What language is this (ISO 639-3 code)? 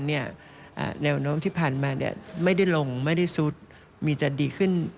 tha